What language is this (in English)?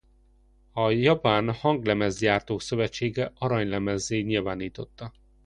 Hungarian